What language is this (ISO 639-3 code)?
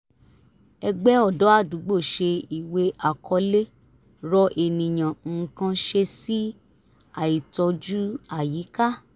yor